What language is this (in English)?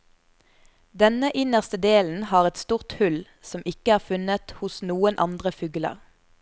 Norwegian